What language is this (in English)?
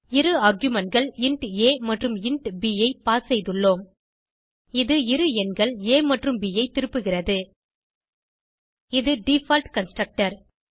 Tamil